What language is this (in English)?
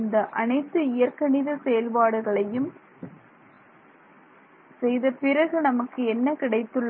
Tamil